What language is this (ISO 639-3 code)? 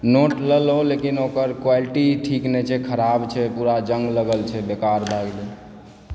mai